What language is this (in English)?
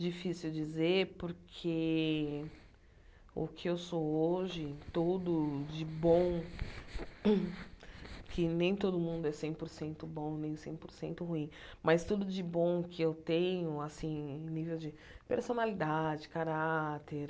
Portuguese